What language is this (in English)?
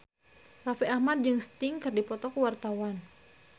Sundanese